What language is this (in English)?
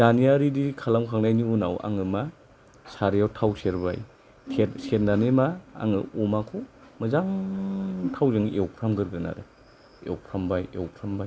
Bodo